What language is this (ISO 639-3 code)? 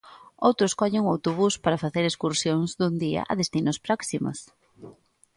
glg